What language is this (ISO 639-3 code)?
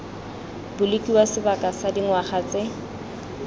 tsn